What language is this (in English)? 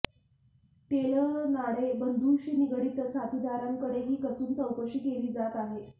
Marathi